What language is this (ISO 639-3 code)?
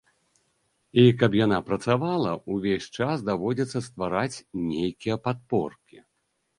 bel